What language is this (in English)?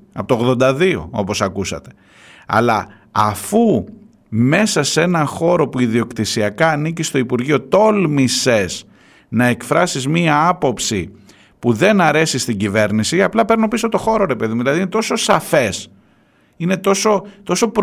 Greek